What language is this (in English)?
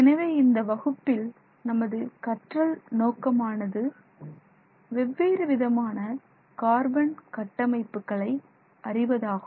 Tamil